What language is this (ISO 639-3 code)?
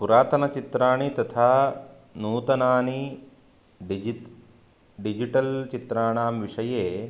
san